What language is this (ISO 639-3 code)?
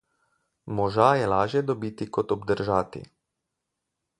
slv